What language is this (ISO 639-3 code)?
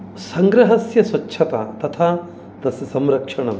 san